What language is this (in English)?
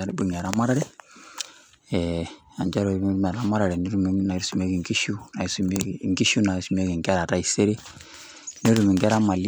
Masai